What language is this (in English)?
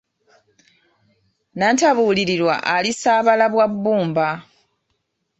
Ganda